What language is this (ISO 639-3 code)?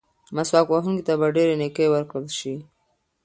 pus